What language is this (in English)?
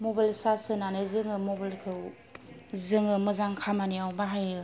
Bodo